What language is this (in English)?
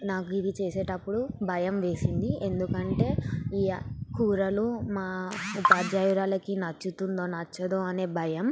Telugu